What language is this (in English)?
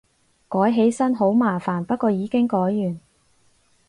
Cantonese